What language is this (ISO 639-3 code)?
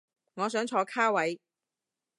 yue